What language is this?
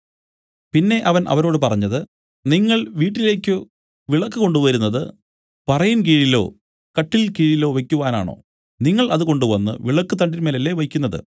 Malayalam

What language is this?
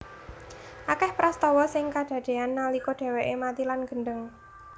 Javanese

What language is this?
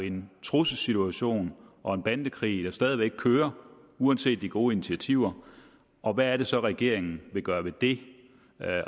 Danish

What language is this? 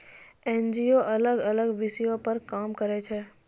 Maithili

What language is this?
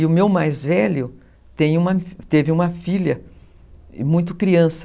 Portuguese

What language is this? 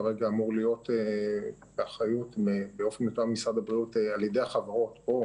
Hebrew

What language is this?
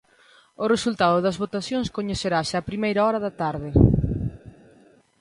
Galician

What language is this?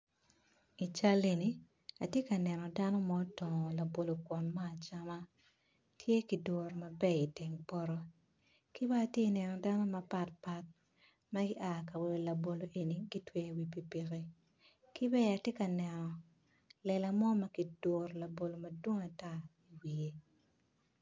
Acoli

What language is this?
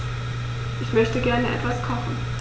German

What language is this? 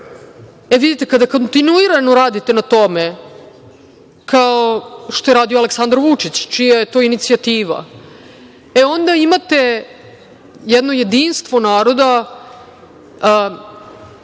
Serbian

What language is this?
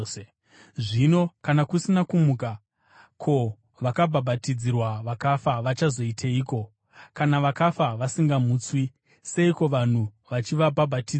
Shona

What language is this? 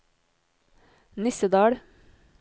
Norwegian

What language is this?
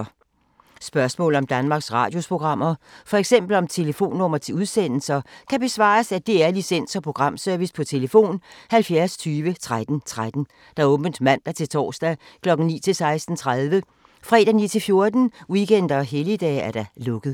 Danish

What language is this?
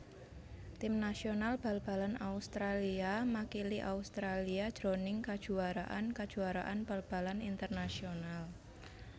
Javanese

